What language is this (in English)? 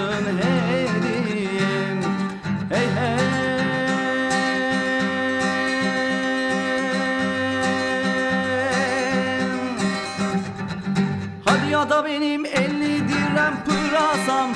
Turkish